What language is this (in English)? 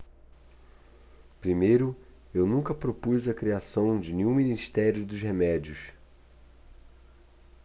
Portuguese